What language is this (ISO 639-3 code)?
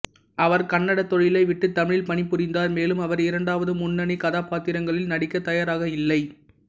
tam